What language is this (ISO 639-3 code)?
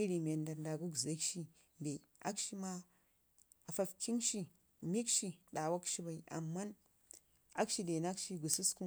ngi